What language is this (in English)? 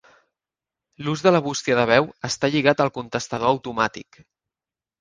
Catalan